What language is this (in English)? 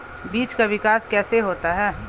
Hindi